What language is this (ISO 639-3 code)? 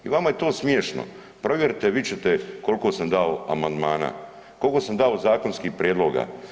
hrv